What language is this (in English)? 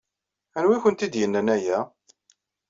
Kabyle